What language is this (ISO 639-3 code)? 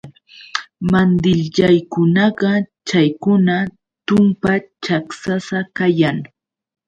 qux